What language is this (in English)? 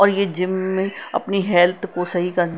Hindi